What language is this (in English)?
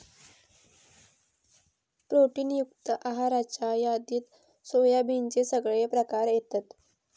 Marathi